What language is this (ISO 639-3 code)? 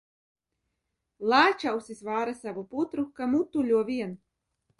lav